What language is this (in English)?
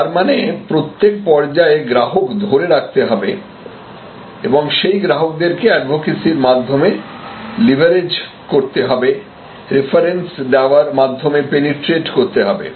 Bangla